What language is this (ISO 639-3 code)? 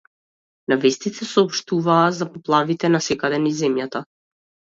mkd